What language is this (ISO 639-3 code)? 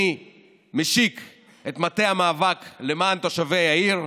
heb